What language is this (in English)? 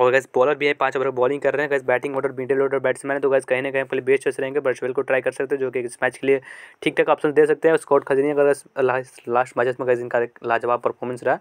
Hindi